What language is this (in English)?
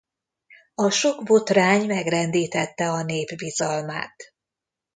Hungarian